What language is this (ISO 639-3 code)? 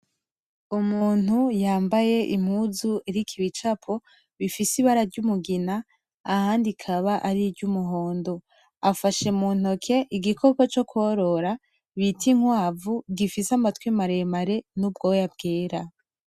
run